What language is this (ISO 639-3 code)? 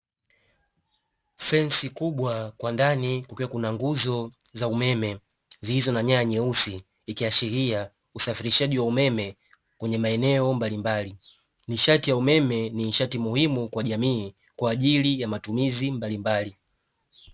swa